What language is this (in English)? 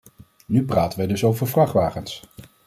Dutch